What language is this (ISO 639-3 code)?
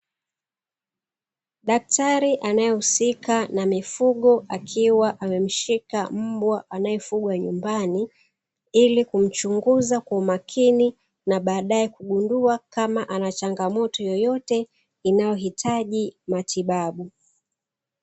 swa